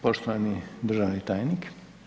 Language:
Croatian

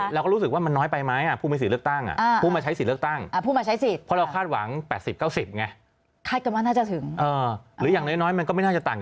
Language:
Thai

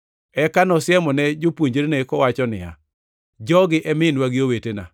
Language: Luo (Kenya and Tanzania)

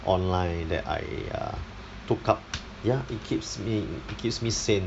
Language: English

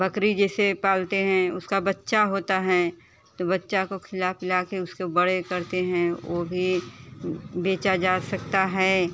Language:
Hindi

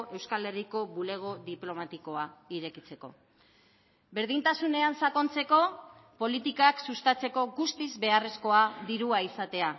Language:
Basque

